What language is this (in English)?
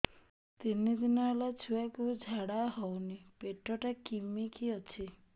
Odia